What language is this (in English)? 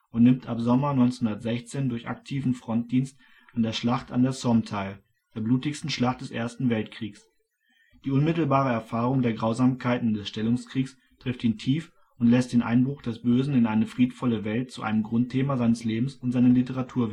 German